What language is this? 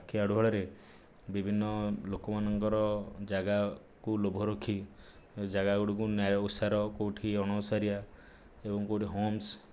Odia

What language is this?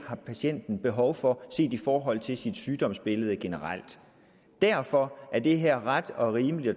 Danish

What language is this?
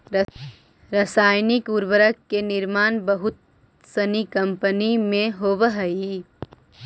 Magahi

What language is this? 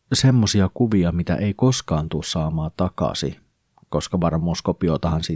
Finnish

